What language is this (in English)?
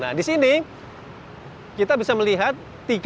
Indonesian